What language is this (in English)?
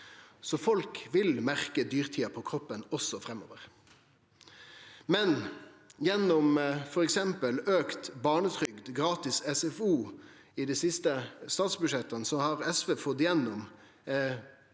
Norwegian